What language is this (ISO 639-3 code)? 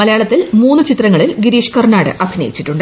mal